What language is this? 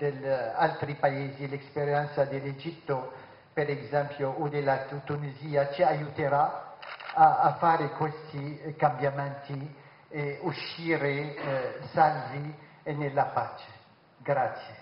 Italian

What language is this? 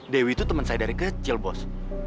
Indonesian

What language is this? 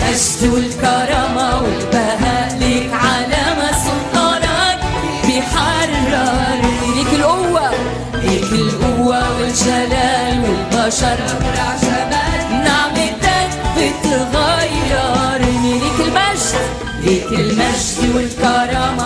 Arabic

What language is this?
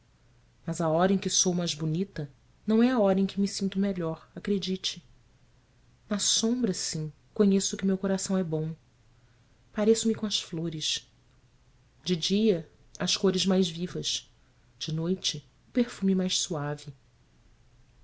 Portuguese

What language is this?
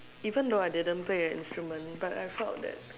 English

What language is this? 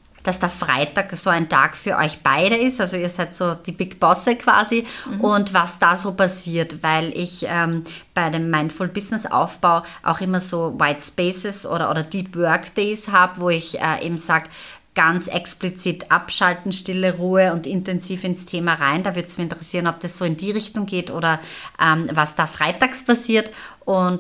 German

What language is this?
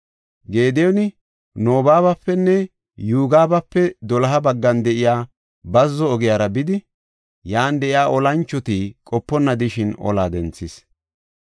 Gofa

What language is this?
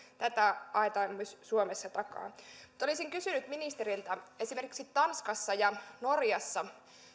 Finnish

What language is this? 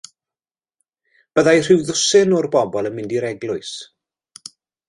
Welsh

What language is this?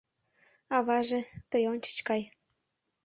Mari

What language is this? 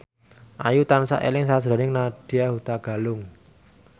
Javanese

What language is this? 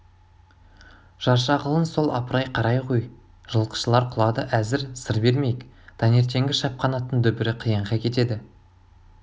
Kazakh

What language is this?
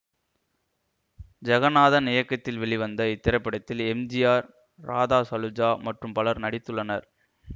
Tamil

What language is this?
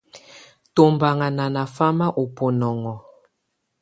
Tunen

